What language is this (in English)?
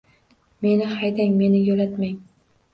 Uzbek